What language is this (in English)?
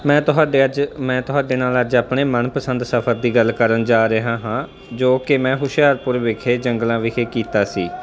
Punjabi